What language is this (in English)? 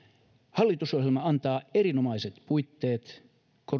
Finnish